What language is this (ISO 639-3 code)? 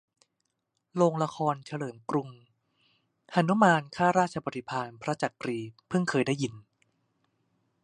tha